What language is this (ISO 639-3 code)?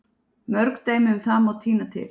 isl